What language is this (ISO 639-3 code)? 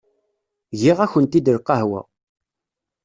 kab